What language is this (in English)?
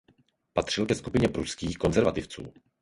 Czech